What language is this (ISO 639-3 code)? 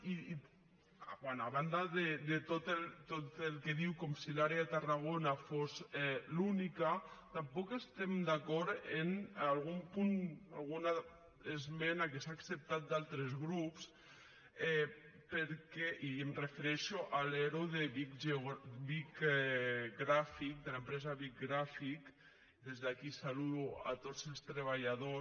cat